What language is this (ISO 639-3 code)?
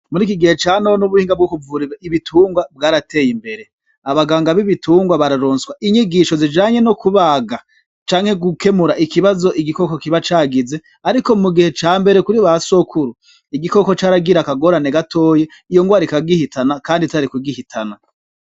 run